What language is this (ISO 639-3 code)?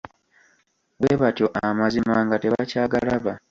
lug